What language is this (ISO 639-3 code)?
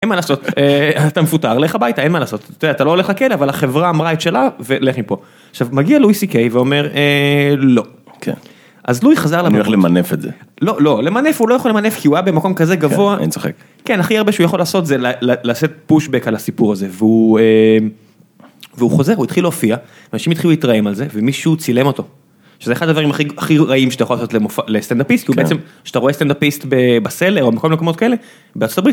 heb